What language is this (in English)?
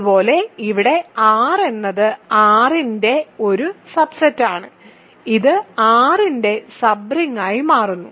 Malayalam